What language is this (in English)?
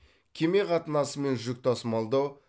Kazakh